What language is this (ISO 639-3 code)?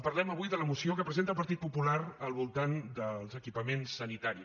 cat